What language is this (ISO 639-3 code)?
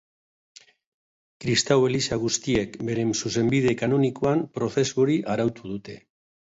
eus